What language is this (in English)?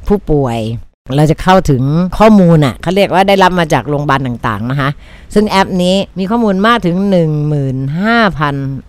Thai